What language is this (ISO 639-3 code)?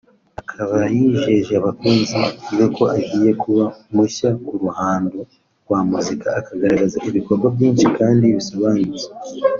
kin